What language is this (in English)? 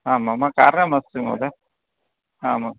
Sanskrit